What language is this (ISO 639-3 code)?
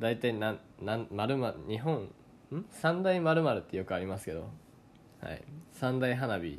jpn